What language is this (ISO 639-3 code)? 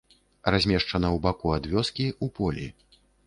bel